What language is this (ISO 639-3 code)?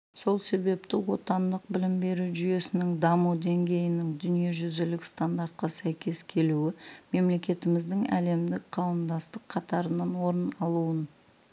kaz